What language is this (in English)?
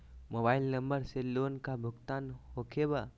Magahi